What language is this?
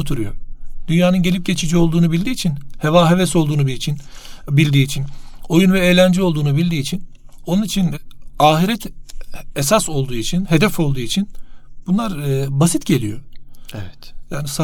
Turkish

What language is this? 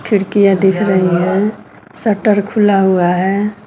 Hindi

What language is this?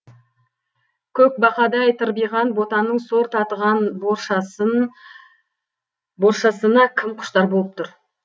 Kazakh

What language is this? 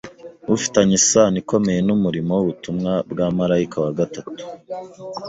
Kinyarwanda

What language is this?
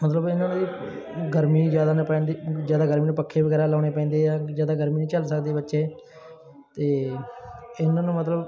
Punjabi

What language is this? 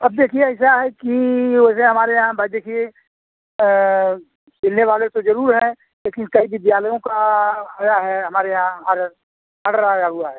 Hindi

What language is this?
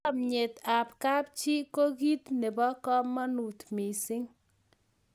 Kalenjin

